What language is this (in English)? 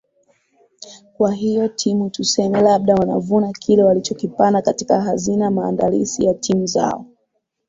Swahili